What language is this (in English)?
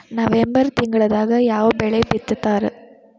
Kannada